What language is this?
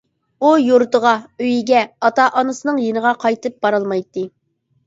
Uyghur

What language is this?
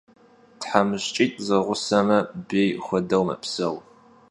Kabardian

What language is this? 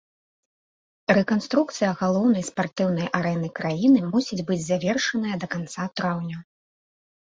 Belarusian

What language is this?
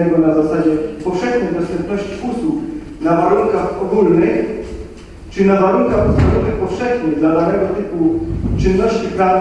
Polish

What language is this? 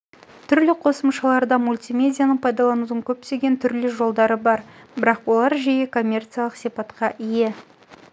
Kazakh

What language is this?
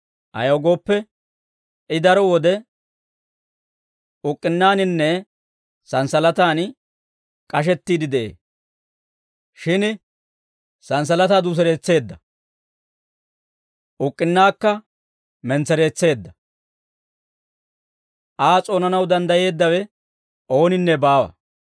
Dawro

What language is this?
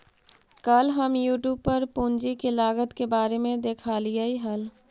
Magahi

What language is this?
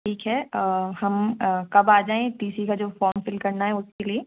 Hindi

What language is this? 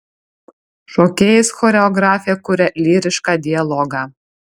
Lithuanian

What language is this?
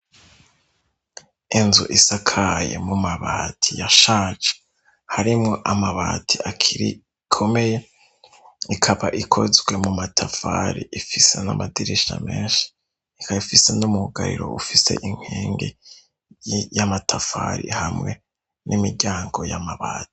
Rundi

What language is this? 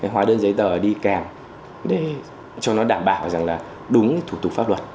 Vietnamese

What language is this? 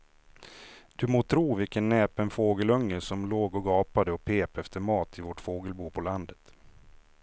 Swedish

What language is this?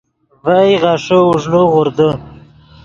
Yidgha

